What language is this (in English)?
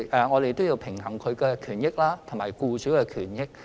Cantonese